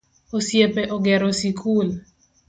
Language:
Luo (Kenya and Tanzania)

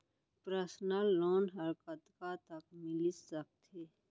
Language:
Chhattisgarhi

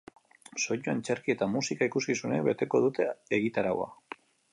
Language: Basque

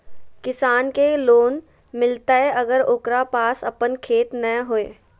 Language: Magahi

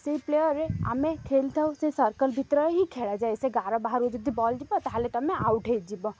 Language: Odia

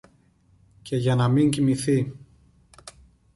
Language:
Greek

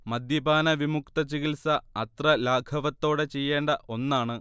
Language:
Malayalam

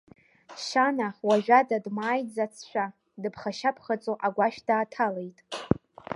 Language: Abkhazian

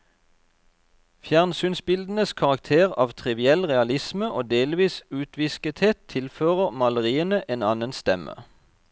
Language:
Norwegian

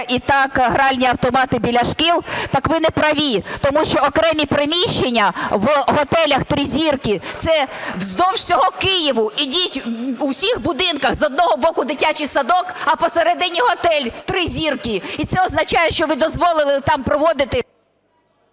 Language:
Ukrainian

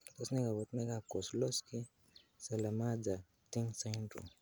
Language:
Kalenjin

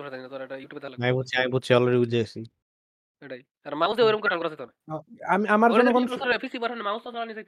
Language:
Bangla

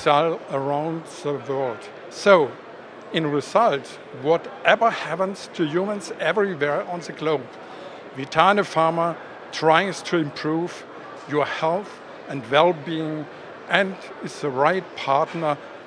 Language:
English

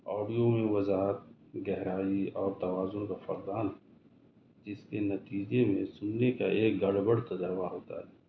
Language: Urdu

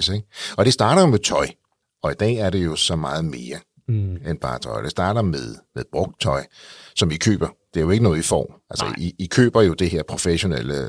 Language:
Danish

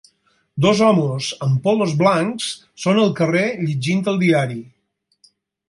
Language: Catalan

